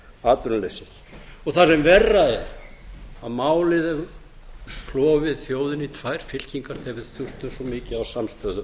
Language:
Icelandic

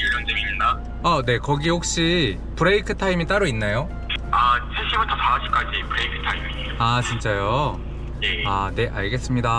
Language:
Korean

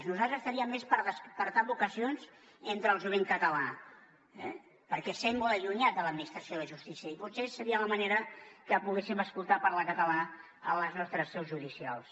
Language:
Catalan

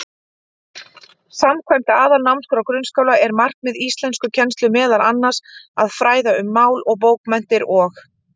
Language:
Icelandic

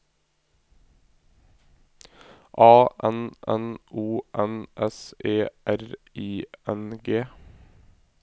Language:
Norwegian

